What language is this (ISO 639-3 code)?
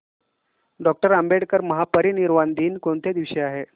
mar